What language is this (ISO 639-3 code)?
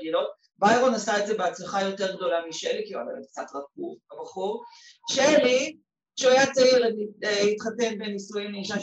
heb